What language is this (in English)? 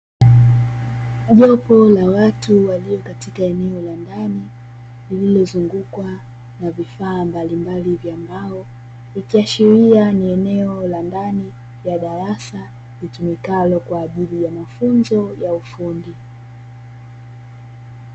Swahili